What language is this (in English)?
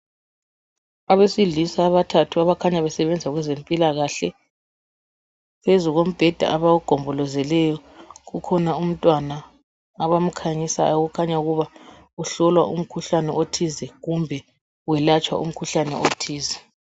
North Ndebele